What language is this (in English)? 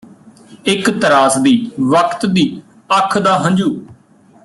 Punjabi